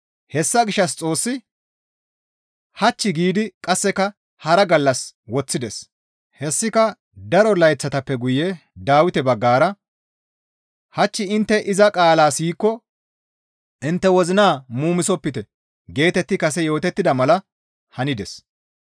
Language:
Gamo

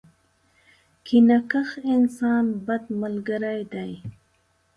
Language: Pashto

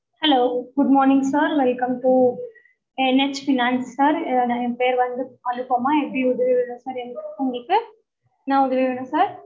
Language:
Tamil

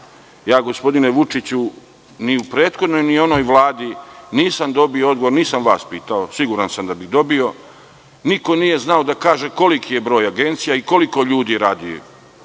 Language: Serbian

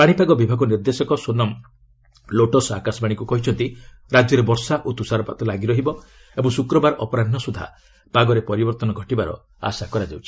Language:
Odia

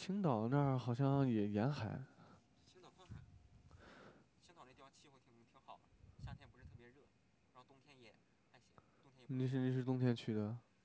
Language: Chinese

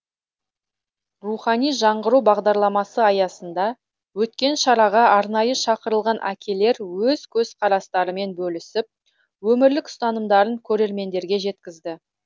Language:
Kazakh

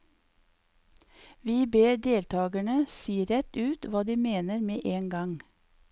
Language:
Norwegian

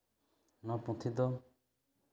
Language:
Santali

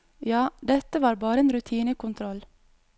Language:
Norwegian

